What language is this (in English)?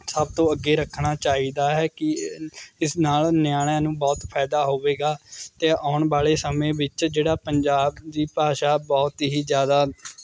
Punjabi